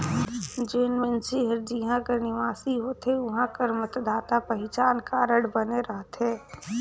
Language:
Chhattisgarhi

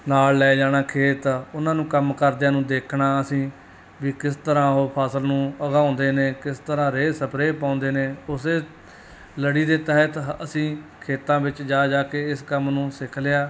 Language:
Punjabi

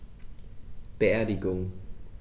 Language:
German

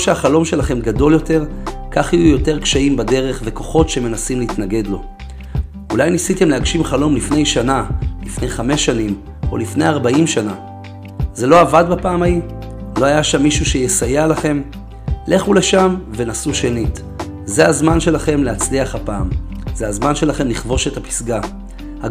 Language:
Hebrew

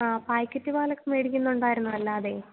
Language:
Malayalam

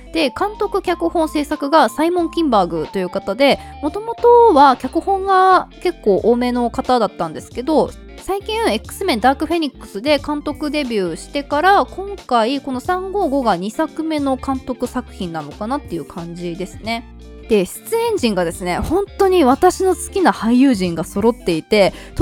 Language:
Japanese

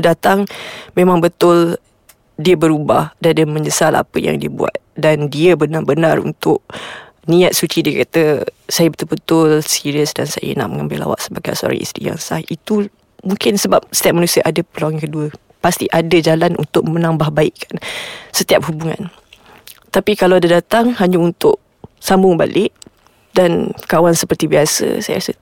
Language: Malay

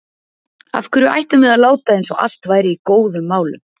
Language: Icelandic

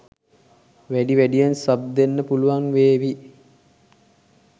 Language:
Sinhala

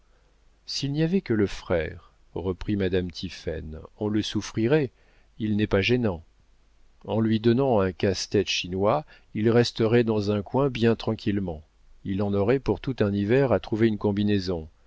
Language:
French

